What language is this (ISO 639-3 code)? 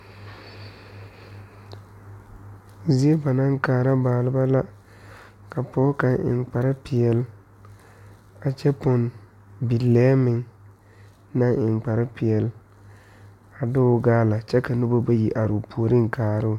dga